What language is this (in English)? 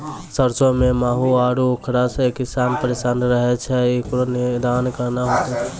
Maithili